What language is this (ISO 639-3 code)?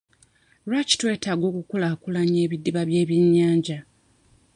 lug